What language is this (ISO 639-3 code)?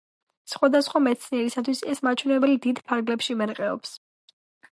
kat